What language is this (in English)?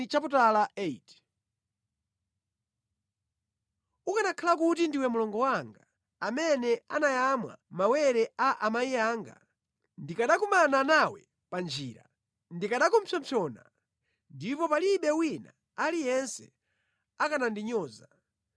Nyanja